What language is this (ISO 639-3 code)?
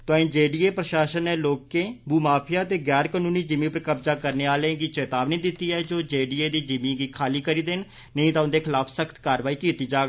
doi